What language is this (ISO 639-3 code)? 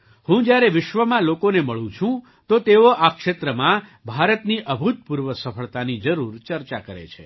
guj